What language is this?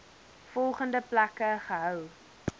Afrikaans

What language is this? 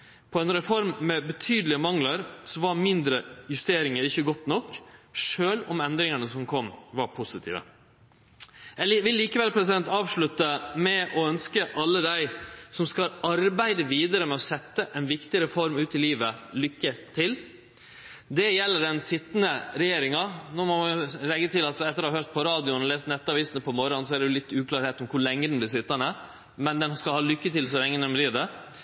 Norwegian Nynorsk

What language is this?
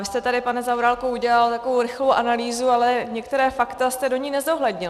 Czech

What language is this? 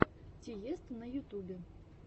Russian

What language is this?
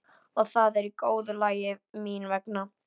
Icelandic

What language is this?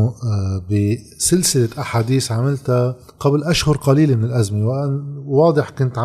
Arabic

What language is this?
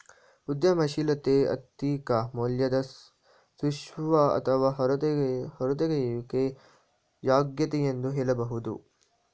Kannada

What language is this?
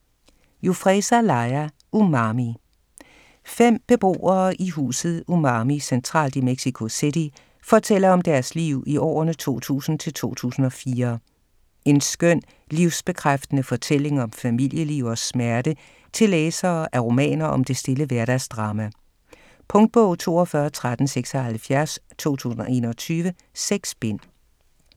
Danish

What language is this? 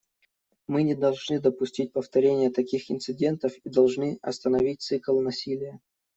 Russian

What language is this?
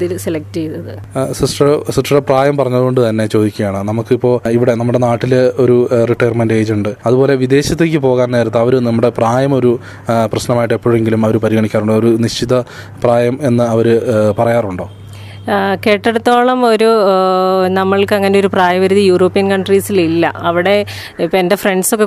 Malayalam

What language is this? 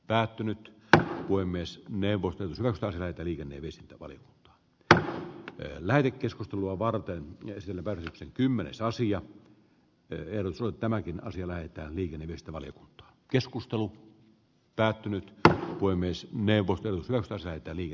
Finnish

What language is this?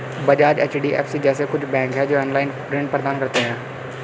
Hindi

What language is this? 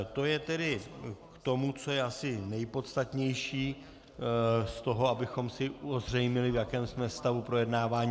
Czech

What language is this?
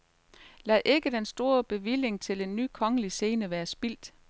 Danish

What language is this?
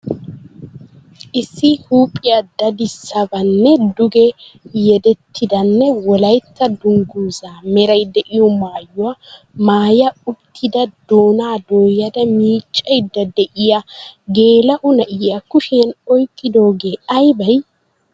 Wolaytta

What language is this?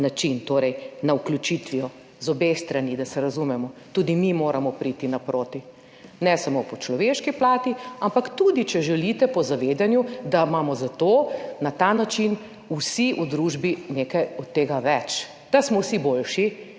Slovenian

